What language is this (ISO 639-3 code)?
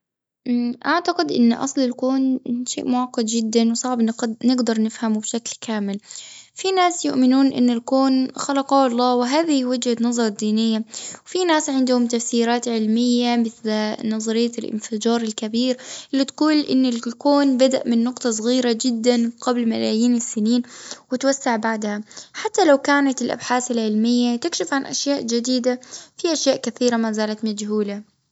afb